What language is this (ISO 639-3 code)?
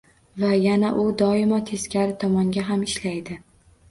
uzb